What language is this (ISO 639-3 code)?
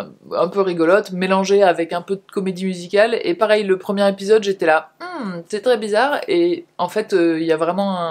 fra